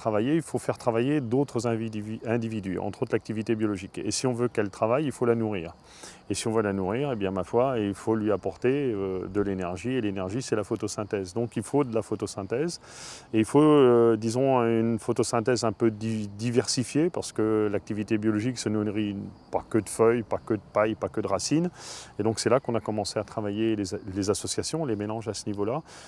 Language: French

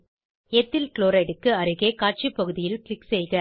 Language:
Tamil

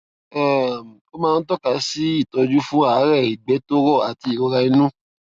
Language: Yoruba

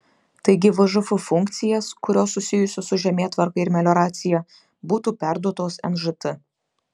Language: Lithuanian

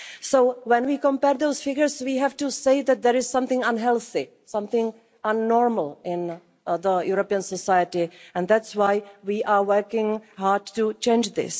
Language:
English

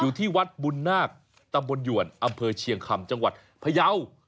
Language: Thai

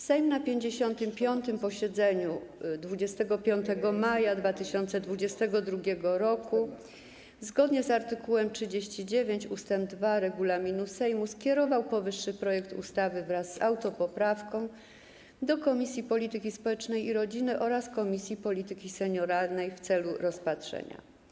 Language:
Polish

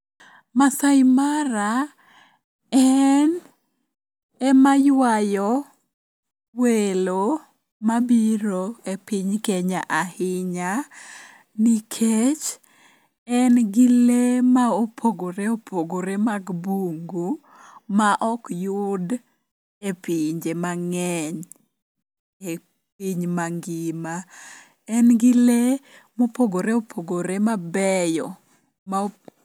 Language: Luo (Kenya and Tanzania)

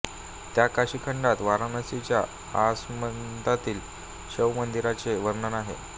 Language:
Marathi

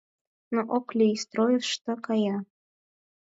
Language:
Mari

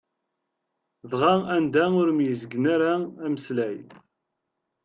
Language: Kabyle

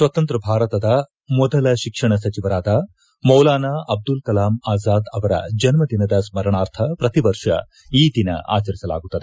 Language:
Kannada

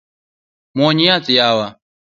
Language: Luo (Kenya and Tanzania)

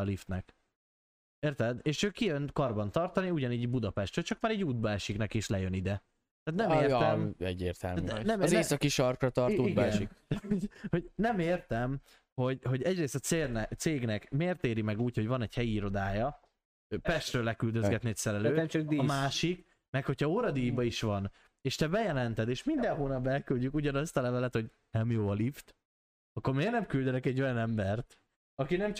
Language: Hungarian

